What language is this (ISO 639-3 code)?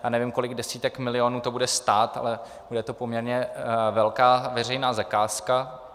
ces